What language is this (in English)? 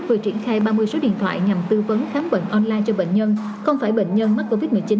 Vietnamese